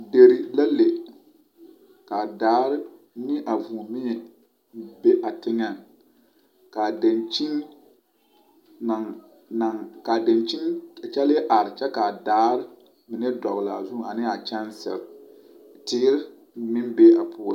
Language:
Southern Dagaare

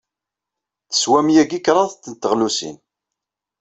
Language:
Kabyle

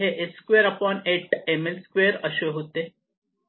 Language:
Marathi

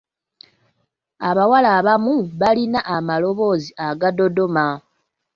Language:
Ganda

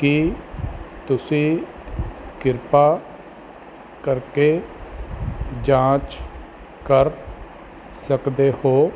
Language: Punjabi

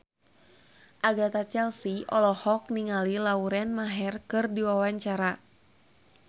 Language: Sundanese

